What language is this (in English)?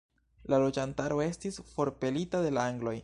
Esperanto